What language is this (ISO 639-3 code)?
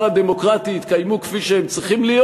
heb